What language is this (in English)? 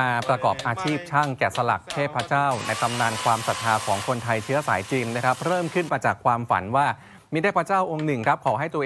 Thai